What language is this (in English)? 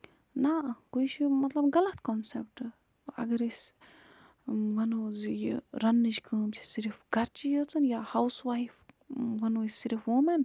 Kashmiri